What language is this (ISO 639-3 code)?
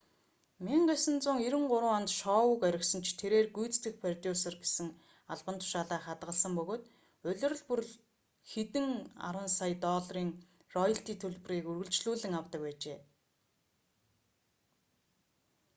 mon